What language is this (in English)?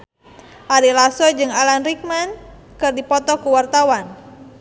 Sundanese